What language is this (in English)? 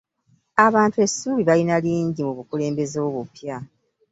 Ganda